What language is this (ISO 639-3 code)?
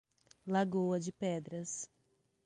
por